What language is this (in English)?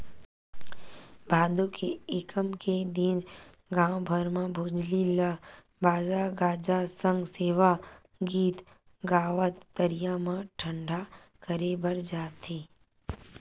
Chhattisgarhi